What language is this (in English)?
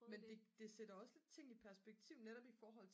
Danish